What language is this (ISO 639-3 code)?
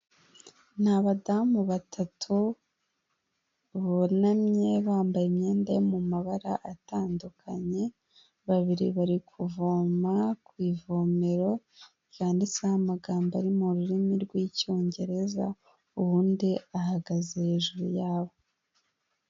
kin